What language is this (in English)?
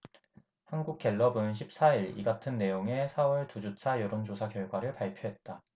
Korean